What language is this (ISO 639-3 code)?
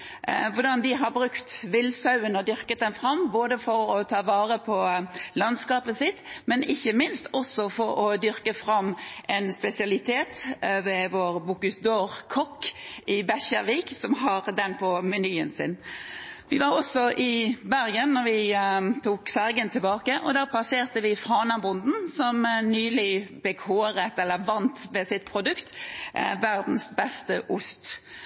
nob